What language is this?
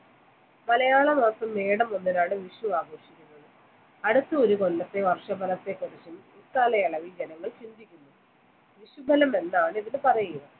Malayalam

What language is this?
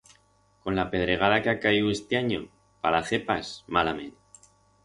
Aragonese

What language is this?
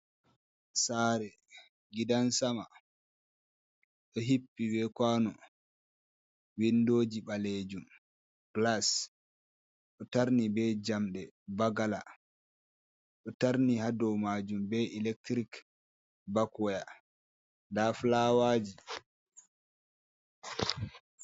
Fula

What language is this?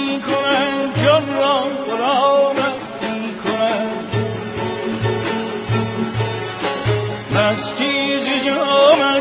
Persian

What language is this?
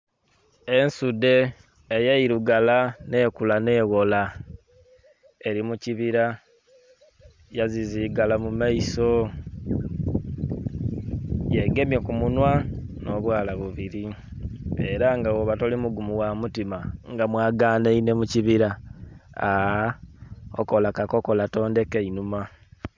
Soga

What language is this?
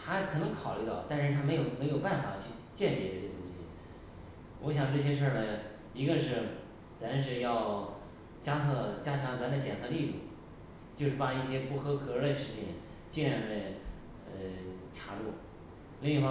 Chinese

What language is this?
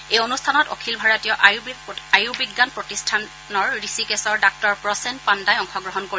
Assamese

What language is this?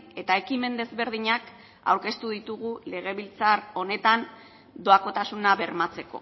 Basque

